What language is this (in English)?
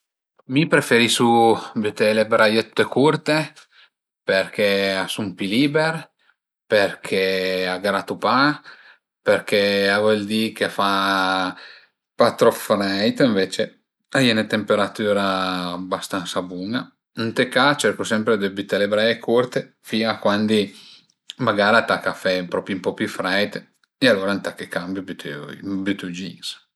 Piedmontese